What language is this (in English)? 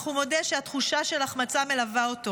Hebrew